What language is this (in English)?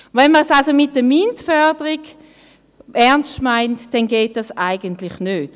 Swiss German